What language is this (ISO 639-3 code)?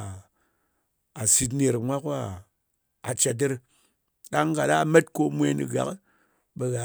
anc